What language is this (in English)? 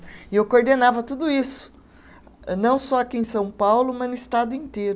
Portuguese